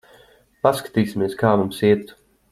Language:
Latvian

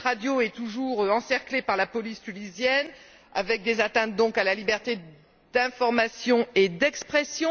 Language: French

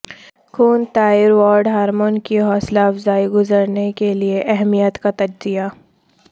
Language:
Urdu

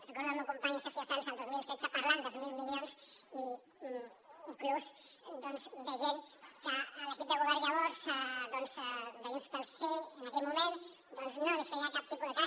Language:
Catalan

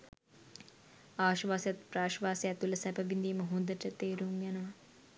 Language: Sinhala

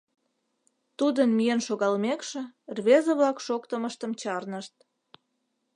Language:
Mari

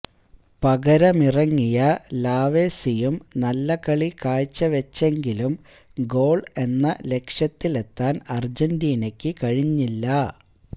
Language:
Malayalam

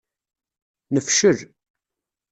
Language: Kabyle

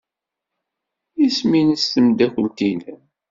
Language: Kabyle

